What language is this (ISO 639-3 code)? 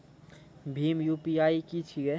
mai